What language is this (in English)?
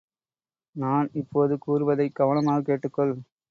Tamil